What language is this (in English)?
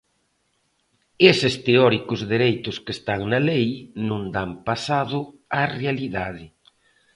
Galician